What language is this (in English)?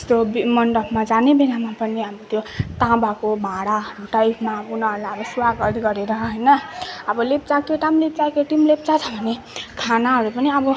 Nepali